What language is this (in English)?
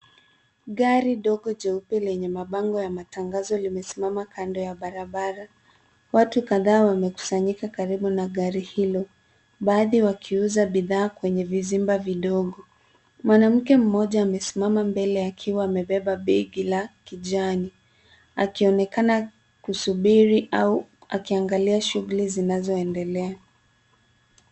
Swahili